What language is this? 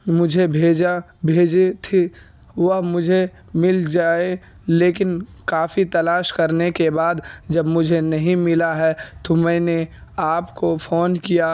Urdu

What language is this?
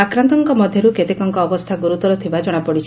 Odia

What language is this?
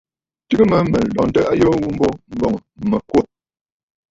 Bafut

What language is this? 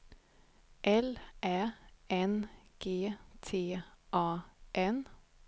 Swedish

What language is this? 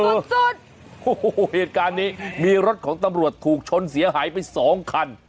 Thai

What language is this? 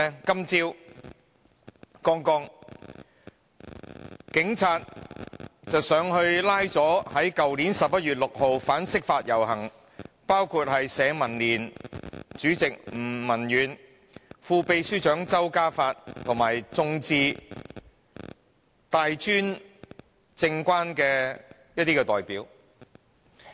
Cantonese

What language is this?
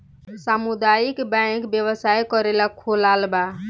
Bhojpuri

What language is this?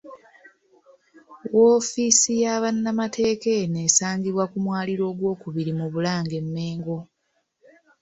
Ganda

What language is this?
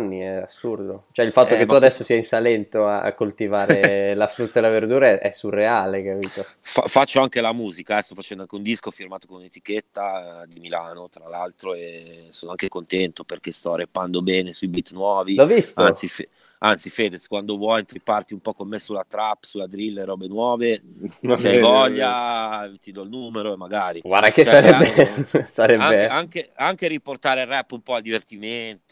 Italian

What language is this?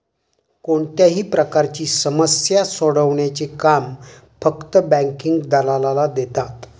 Marathi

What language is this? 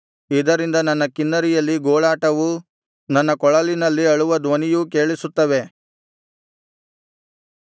Kannada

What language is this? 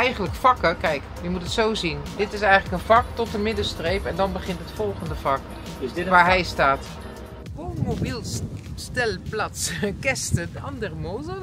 Dutch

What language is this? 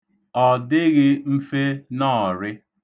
Igbo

